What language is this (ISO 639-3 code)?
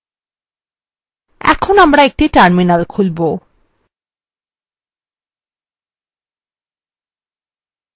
ben